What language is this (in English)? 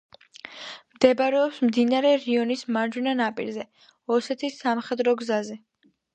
Georgian